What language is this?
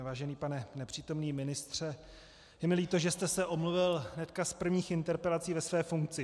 Czech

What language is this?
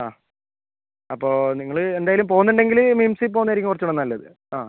Malayalam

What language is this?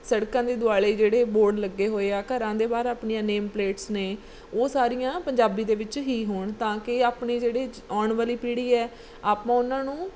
Punjabi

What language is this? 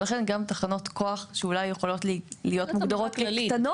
Hebrew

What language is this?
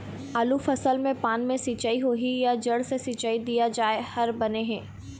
Chhattisgarhi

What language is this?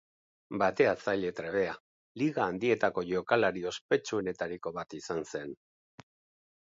Basque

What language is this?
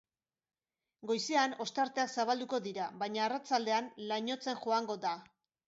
Basque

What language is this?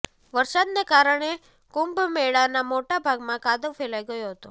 Gujarati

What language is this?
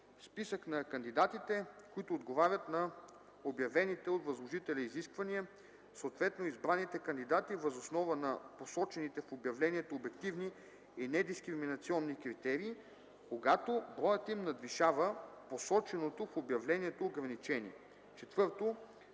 Bulgarian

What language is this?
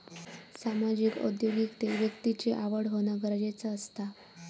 Marathi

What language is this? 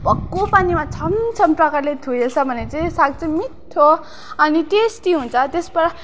Nepali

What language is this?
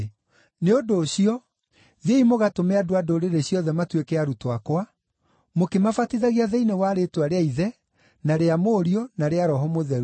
Kikuyu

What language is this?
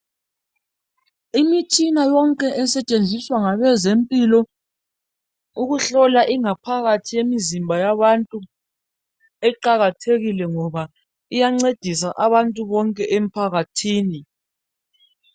North Ndebele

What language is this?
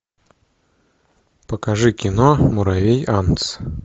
Russian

